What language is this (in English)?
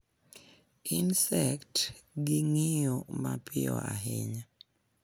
Luo (Kenya and Tanzania)